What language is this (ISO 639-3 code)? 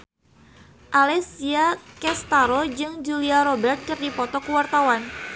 sun